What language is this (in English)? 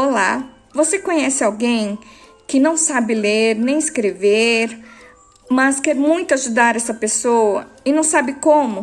Portuguese